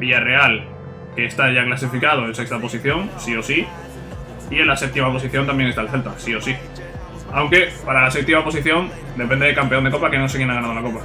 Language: Spanish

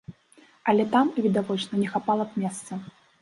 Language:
Belarusian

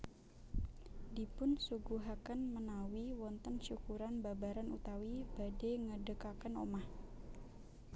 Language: Javanese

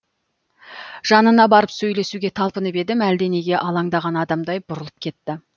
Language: Kazakh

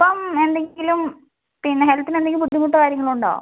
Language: Malayalam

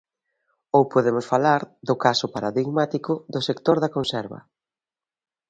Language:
Galician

